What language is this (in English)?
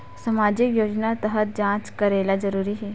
Chhattisgarhi